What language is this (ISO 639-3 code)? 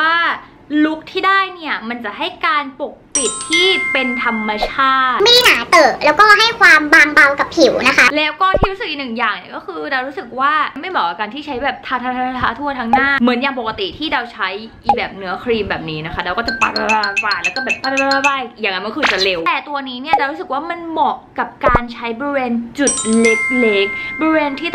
tha